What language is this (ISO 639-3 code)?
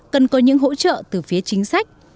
vie